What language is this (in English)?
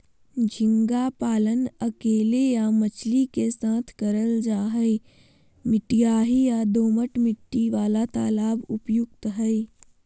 Magahi